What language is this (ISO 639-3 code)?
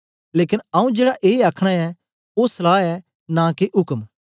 doi